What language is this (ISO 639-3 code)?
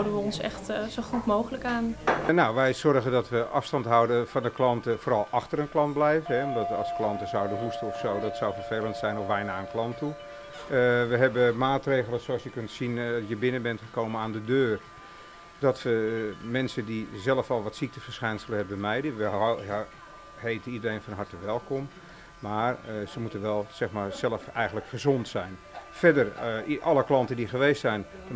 nld